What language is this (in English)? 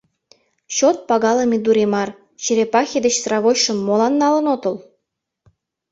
Mari